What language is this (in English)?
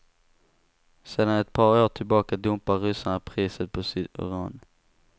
Swedish